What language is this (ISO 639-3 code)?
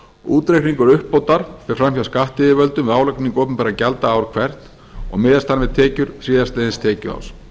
isl